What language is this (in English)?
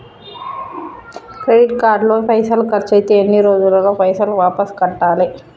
Telugu